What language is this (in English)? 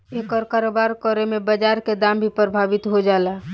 Bhojpuri